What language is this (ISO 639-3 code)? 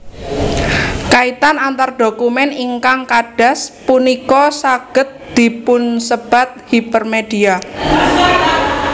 jav